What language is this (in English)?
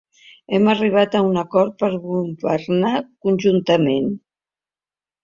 Catalan